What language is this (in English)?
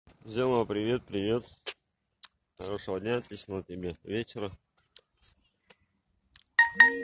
Russian